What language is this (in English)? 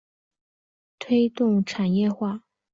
Chinese